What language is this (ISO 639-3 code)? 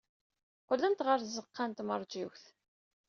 kab